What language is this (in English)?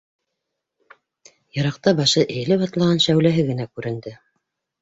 Bashkir